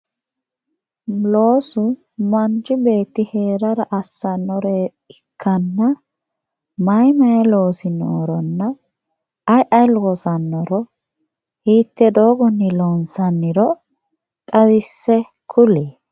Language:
Sidamo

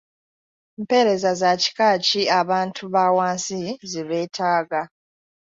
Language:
Ganda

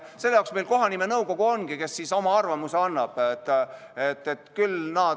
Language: Estonian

